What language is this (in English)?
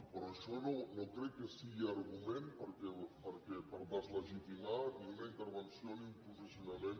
Catalan